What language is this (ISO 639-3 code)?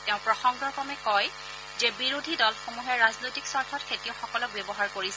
asm